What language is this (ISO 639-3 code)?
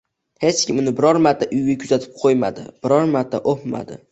uzb